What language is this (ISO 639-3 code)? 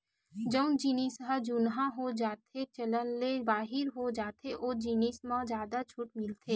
hne